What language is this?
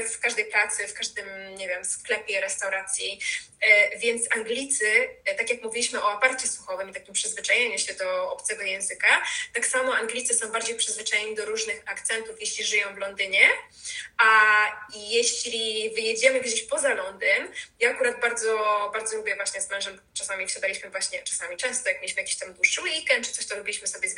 Polish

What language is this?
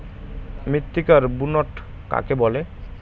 Bangla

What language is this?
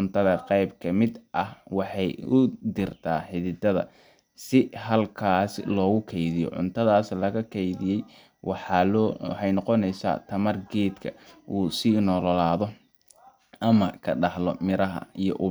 Somali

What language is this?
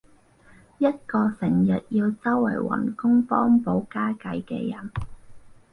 Cantonese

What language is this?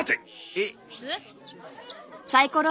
Japanese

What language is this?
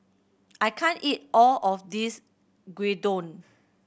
English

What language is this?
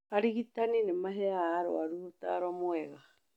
Kikuyu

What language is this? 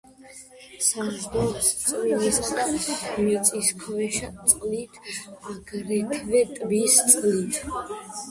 Georgian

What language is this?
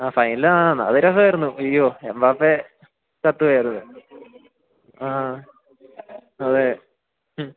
Malayalam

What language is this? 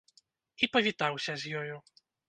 Belarusian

